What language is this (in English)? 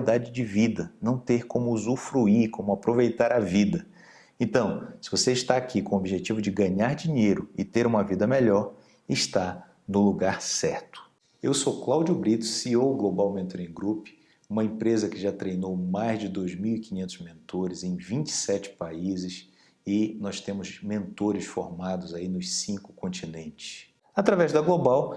Portuguese